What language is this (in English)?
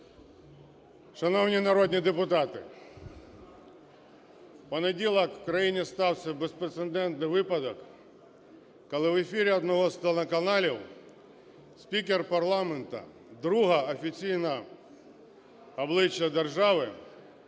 Ukrainian